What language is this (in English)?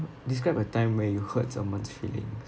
English